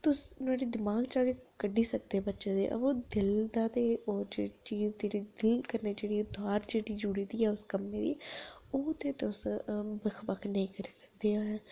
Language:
Dogri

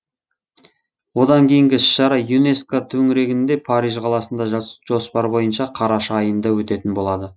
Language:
Kazakh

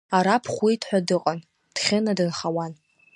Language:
Abkhazian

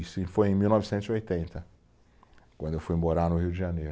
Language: Portuguese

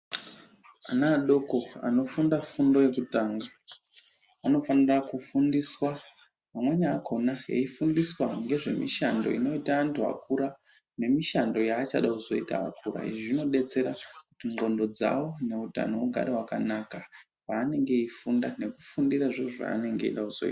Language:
Ndau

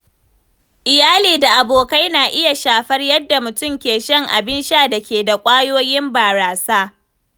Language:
Hausa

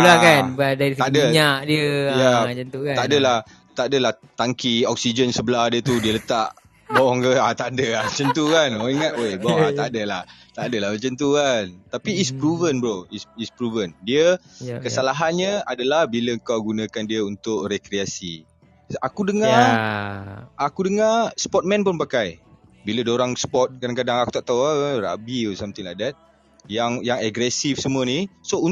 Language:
Malay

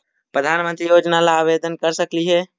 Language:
Magahi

